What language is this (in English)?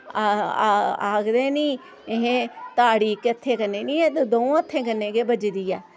Dogri